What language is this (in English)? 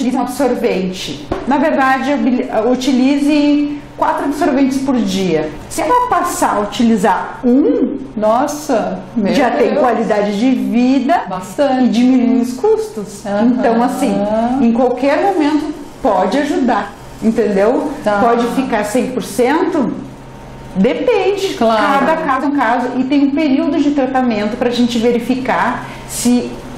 Portuguese